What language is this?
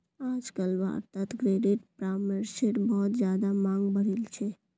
Magahi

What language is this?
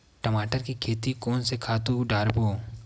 Chhattisgarhi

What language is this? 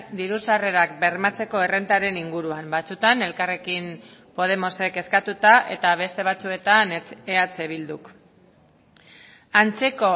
Basque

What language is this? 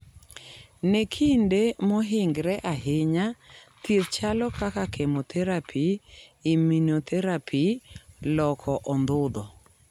Luo (Kenya and Tanzania)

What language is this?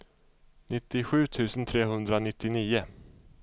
Swedish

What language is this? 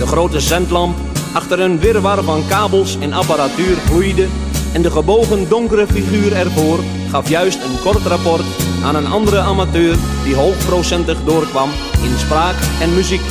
Dutch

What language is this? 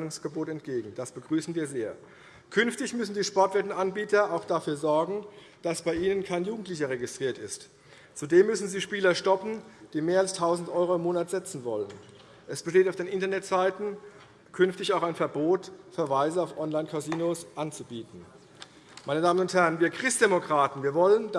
German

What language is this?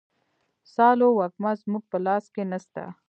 Pashto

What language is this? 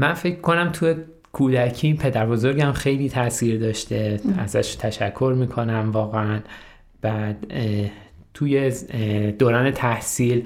Persian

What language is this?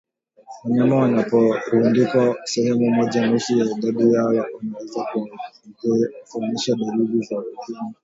Swahili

